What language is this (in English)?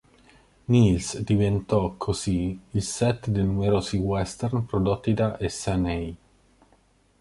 Italian